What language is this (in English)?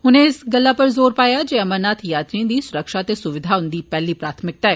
Dogri